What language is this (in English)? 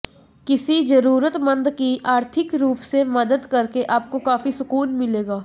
Hindi